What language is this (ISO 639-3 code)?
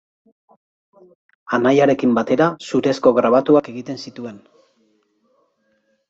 eus